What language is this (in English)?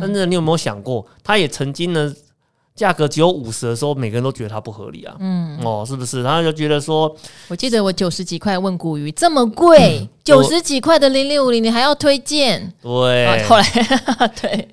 Chinese